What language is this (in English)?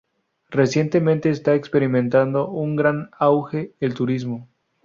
Spanish